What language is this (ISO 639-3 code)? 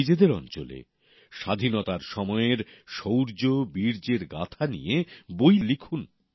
ben